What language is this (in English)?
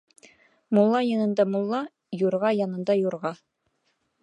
Bashkir